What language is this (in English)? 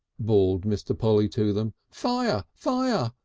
English